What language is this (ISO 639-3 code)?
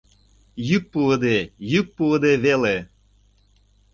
chm